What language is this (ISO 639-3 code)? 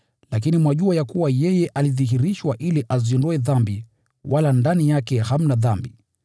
swa